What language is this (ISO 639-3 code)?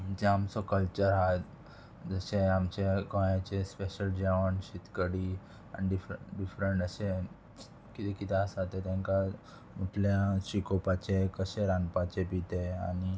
kok